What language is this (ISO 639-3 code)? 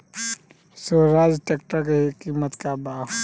bho